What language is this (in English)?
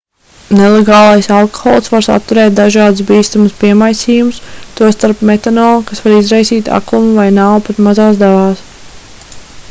Latvian